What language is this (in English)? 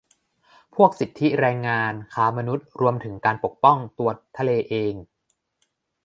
Thai